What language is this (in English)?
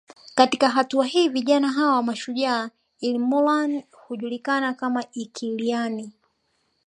Swahili